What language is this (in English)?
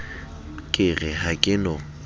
Southern Sotho